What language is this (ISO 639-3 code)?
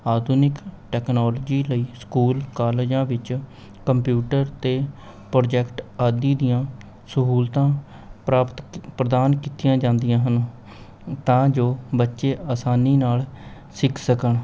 pan